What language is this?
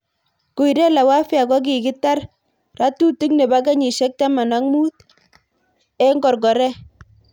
Kalenjin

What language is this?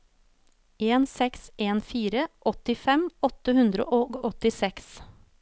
Norwegian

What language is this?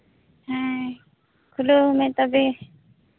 Santali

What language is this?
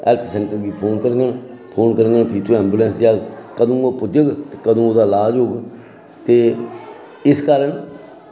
Dogri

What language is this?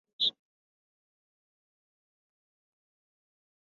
Swahili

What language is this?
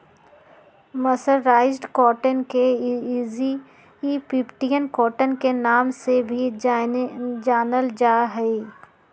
Magahi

